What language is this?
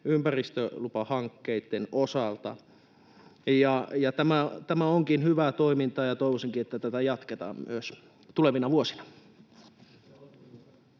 Finnish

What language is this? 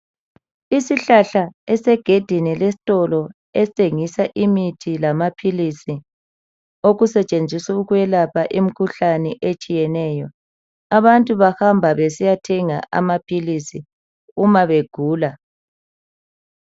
North Ndebele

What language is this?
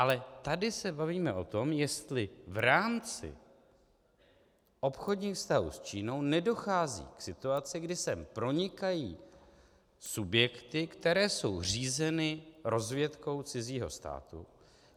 Czech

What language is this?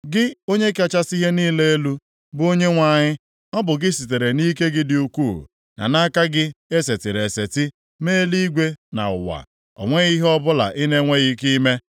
Igbo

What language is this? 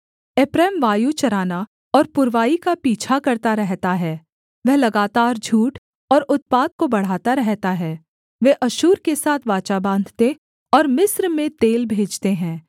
Hindi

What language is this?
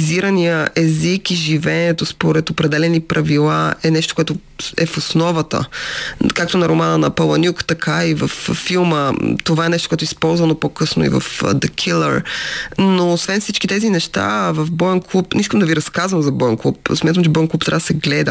Bulgarian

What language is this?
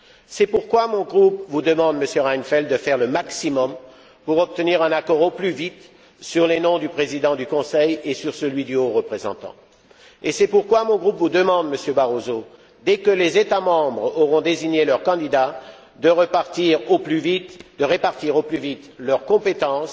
French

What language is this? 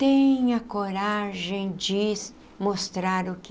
Portuguese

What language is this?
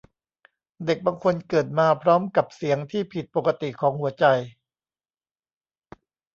Thai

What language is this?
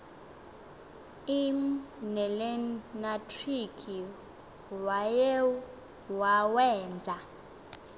Xhosa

